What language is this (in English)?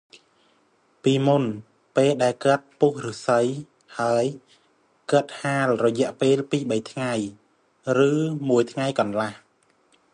Khmer